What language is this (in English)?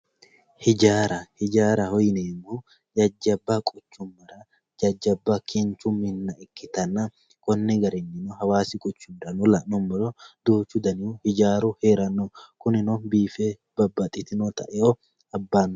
Sidamo